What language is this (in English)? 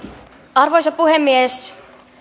Finnish